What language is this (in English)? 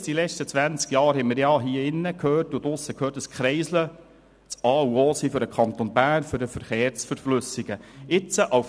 Swiss German